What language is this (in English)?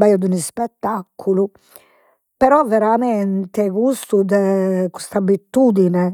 Sardinian